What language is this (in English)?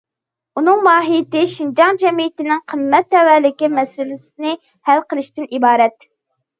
Uyghur